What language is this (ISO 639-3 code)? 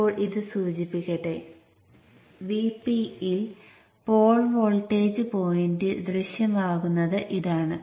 mal